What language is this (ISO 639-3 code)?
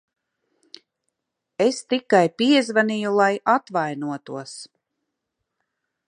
lav